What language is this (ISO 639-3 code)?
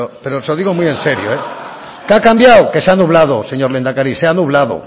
spa